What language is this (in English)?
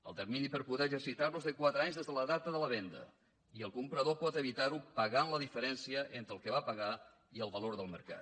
Catalan